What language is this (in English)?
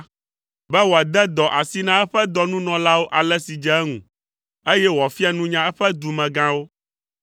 Ewe